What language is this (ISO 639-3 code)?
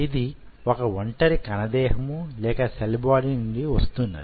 tel